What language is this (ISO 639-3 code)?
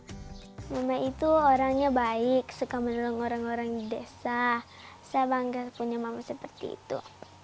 ind